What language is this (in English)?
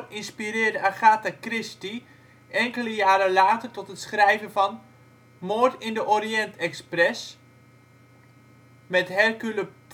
Dutch